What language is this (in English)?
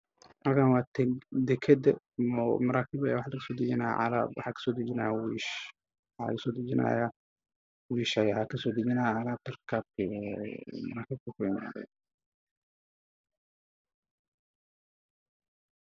Somali